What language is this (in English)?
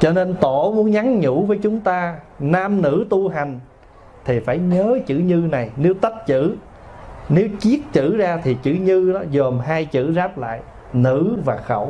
Vietnamese